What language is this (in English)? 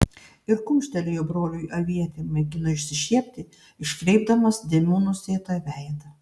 Lithuanian